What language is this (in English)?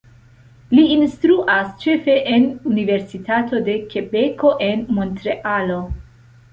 Esperanto